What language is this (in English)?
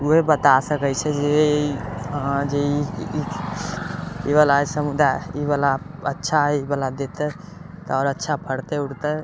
Maithili